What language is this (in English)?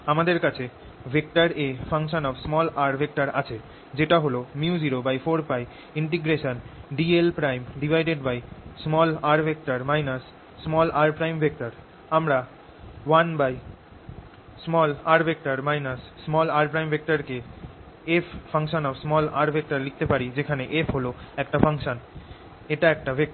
Bangla